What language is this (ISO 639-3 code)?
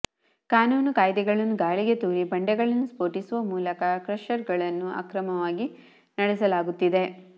kan